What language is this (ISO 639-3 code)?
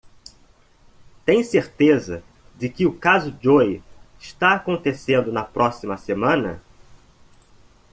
por